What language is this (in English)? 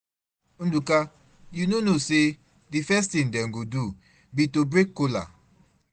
Nigerian Pidgin